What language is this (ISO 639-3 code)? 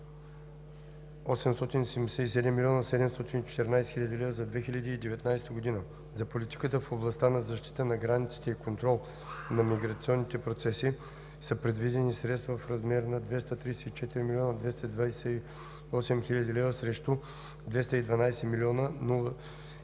bul